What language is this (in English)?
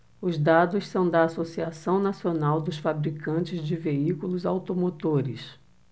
Portuguese